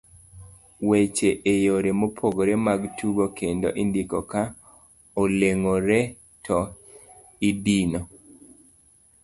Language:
Luo (Kenya and Tanzania)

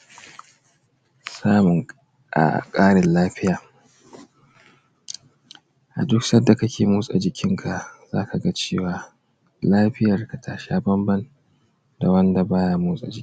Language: Hausa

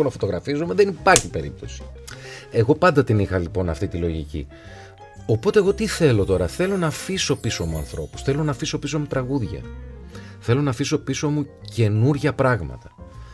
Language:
Greek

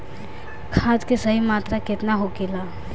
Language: Bhojpuri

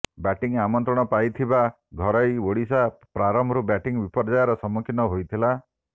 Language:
Odia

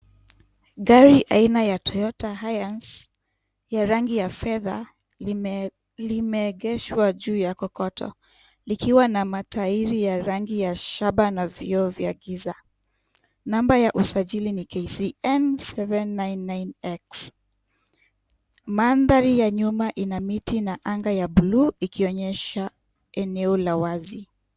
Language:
Swahili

